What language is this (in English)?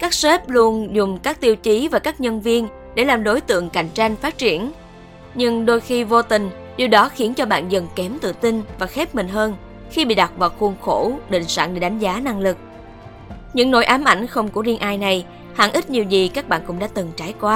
Vietnamese